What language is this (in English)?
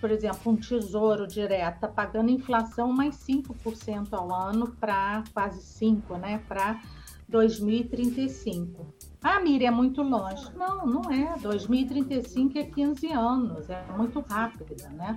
Portuguese